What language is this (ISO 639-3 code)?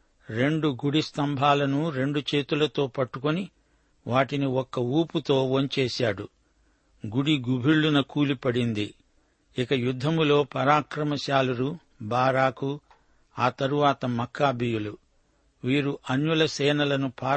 tel